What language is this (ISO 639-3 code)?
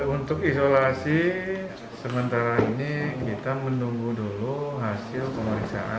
ind